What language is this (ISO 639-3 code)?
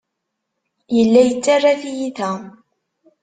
kab